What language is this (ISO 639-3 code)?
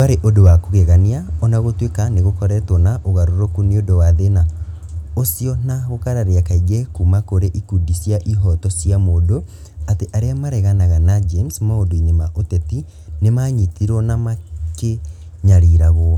kik